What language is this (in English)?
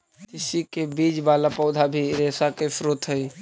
Magahi